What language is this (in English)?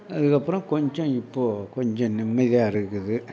Tamil